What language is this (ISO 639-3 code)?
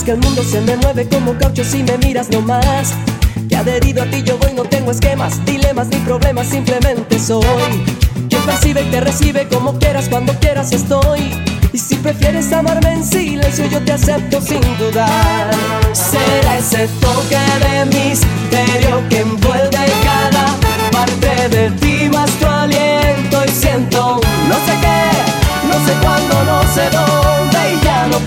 spa